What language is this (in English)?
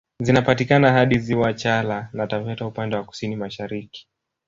Swahili